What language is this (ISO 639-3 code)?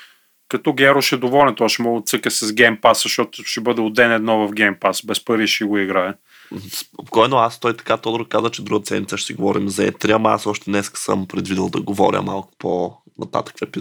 bul